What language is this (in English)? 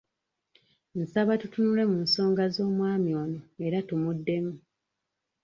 Ganda